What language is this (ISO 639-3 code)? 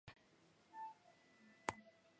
kat